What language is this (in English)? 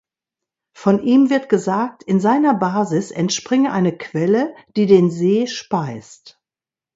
German